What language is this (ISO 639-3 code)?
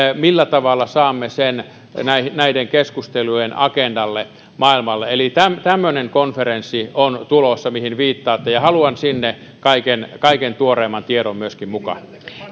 fin